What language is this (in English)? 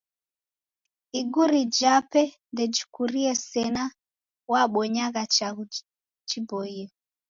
Taita